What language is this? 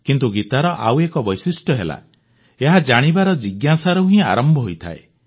Odia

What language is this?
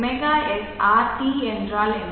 Tamil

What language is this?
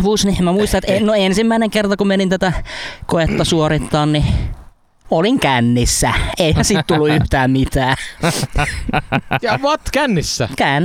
Finnish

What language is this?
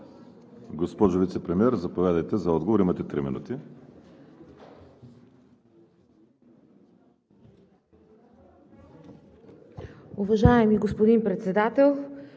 Bulgarian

